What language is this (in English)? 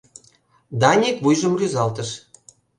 Mari